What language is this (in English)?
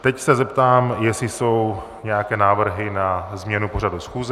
Czech